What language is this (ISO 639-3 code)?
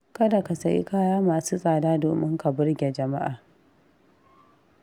hau